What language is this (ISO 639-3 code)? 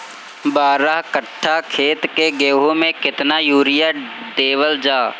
bho